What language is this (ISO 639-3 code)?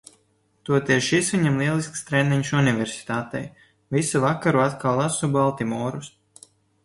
lav